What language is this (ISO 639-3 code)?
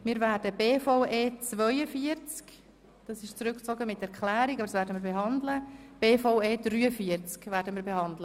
gsw